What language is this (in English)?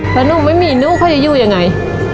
Thai